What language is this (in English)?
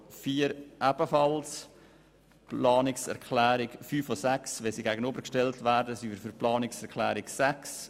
Swiss German